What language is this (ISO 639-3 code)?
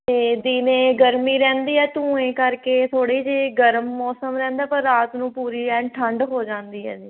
pan